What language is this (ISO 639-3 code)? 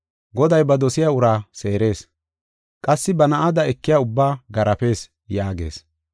gof